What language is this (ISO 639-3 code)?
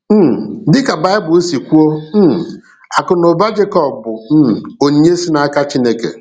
ibo